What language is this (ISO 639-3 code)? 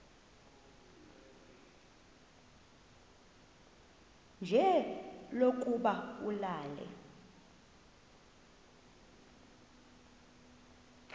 xho